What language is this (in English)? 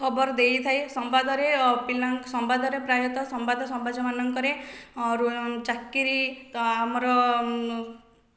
Odia